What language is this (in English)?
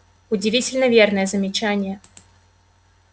Russian